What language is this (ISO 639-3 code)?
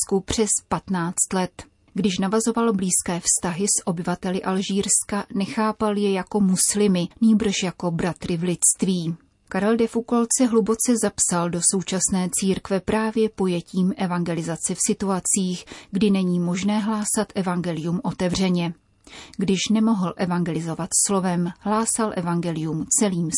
ces